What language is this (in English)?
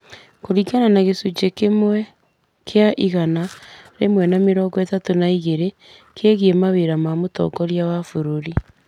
Kikuyu